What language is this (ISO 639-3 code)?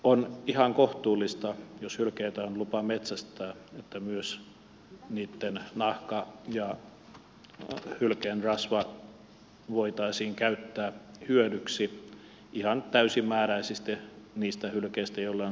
fin